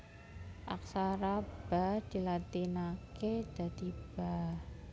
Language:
Javanese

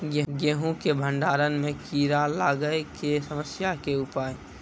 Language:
Maithili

